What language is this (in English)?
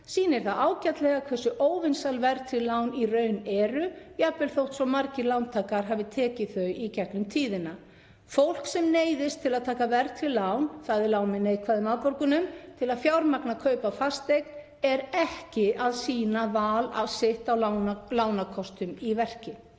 Icelandic